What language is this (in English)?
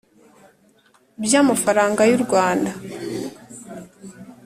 Kinyarwanda